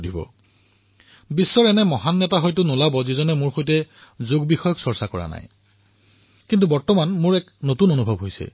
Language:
Assamese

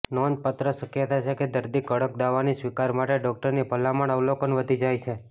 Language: Gujarati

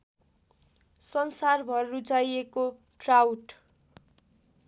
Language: Nepali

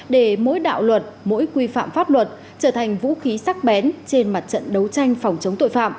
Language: Vietnamese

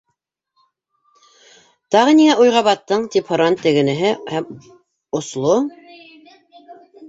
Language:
Bashkir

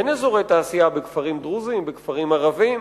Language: Hebrew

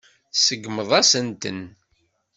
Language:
Kabyle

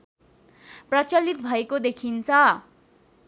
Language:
Nepali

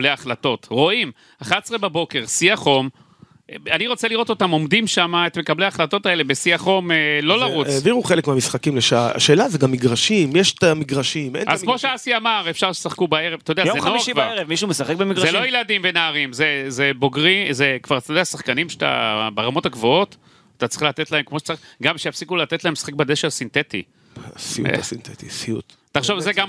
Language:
Hebrew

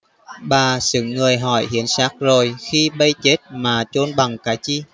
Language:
Vietnamese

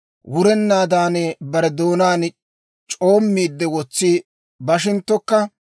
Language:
Dawro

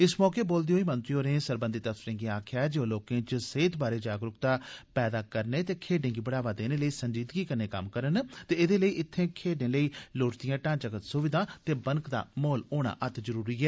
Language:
Dogri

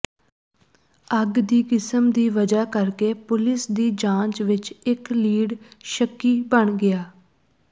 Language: Punjabi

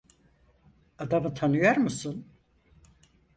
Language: Turkish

